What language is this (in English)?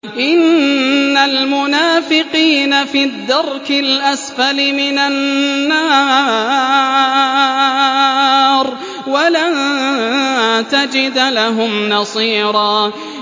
Arabic